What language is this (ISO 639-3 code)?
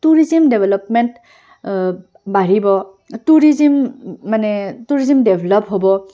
asm